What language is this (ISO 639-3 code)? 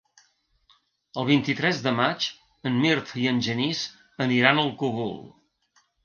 cat